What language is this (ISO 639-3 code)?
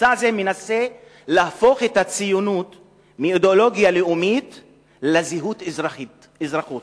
heb